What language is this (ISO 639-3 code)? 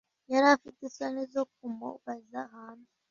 kin